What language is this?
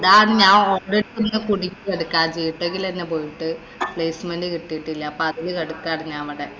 Malayalam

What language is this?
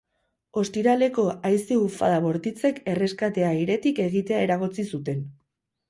Basque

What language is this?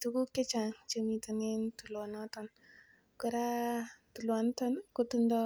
Kalenjin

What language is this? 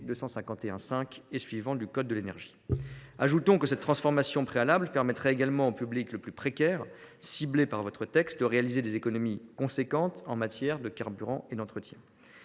French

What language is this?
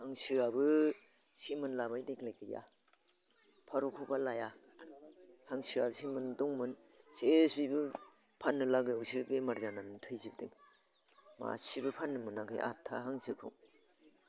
Bodo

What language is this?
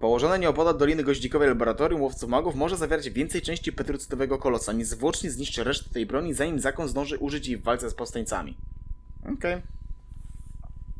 Polish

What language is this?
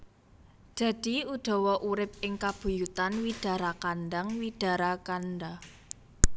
Javanese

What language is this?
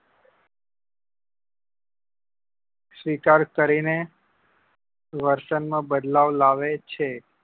Gujarati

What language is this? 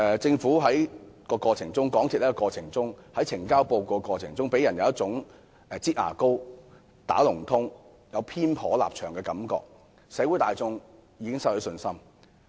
Cantonese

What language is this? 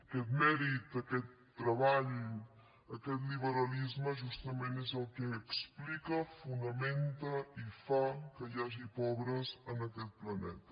Catalan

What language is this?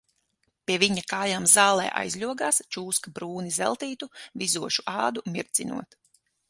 Latvian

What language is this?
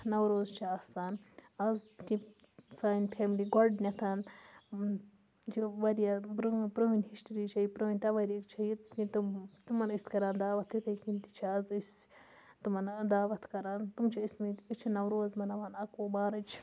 Kashmiri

